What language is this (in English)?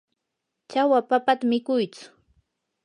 Yanahuanca Pasco Quechua